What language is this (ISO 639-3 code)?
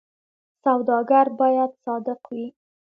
pus